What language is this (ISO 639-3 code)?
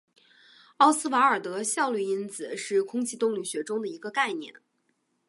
zho